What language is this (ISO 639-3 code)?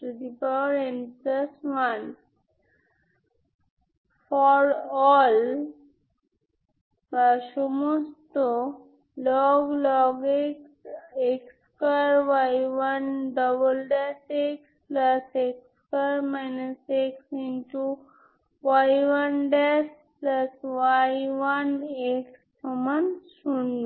ben